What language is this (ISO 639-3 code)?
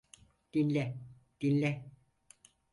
tur